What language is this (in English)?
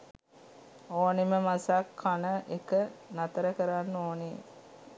Sinhala